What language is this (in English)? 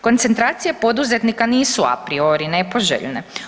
Croatian